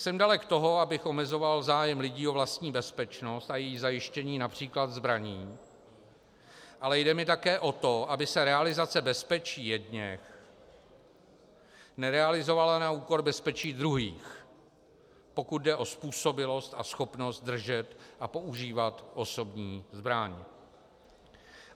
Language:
Czech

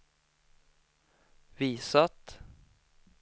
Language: Swedish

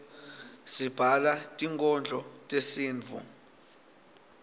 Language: Swati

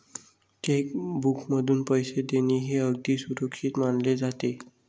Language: Marathi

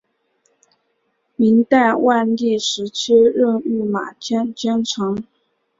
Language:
Chinese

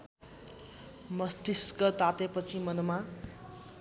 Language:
Nepali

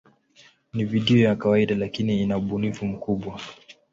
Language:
Swahili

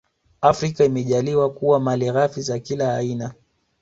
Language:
Swahili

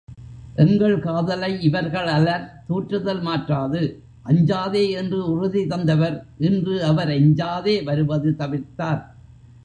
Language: Tamil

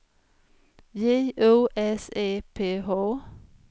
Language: Swedish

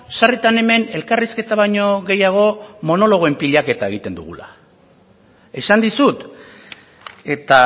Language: Basque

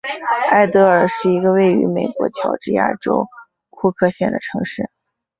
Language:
Chinese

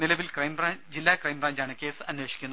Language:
Malayalam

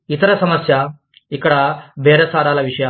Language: Telugu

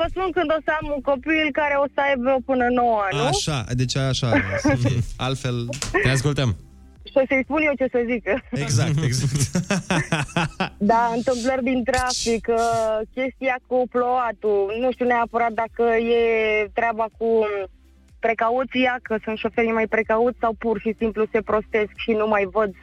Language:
Romanian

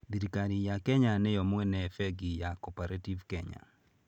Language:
Kikuyu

